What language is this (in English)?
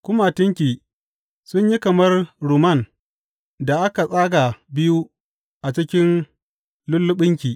Hausa